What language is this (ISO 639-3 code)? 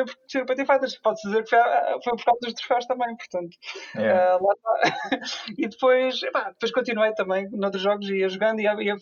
por